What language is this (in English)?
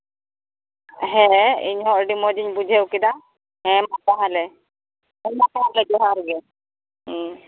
Santali